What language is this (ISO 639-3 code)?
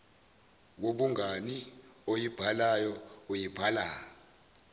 zul